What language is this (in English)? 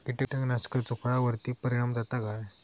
Marathi